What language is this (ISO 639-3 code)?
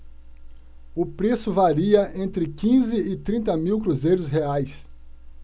por